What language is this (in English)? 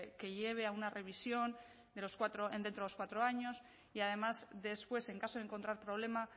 Spanish